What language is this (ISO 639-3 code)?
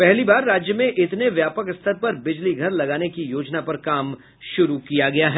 hin